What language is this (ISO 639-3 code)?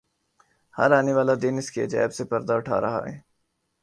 urd